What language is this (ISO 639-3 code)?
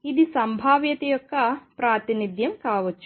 tel